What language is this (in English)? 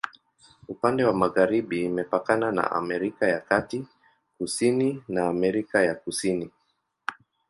Swahili